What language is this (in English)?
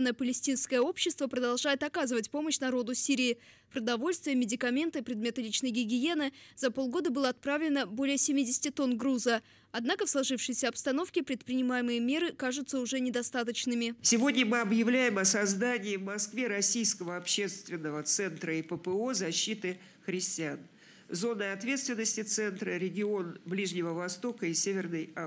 Russian